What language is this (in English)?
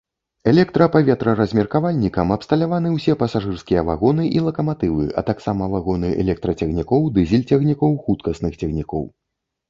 Belarusian